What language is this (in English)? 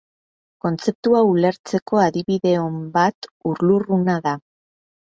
Basque